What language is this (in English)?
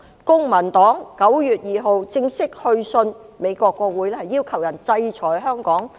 Cantonese